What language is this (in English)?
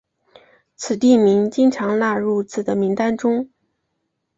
Chinese